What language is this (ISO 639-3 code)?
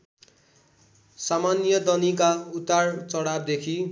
nep